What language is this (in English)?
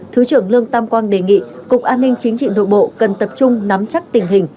Vietnamese